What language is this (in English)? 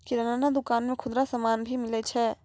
Maithili